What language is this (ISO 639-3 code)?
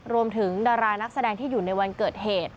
tha